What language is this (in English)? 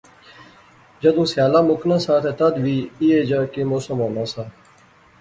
Pahari-Potwari